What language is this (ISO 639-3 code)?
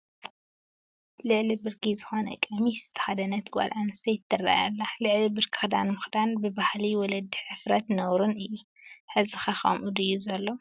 tir